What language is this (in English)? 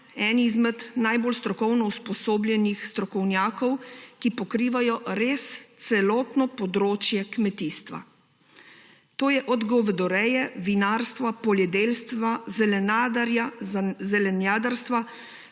Slovenian